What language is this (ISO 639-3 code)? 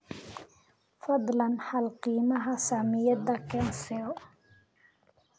som